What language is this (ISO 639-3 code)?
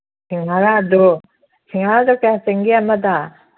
mni